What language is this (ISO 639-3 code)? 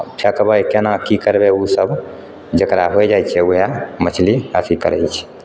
mai